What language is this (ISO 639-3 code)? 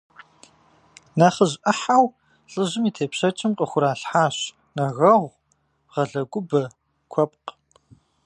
kbd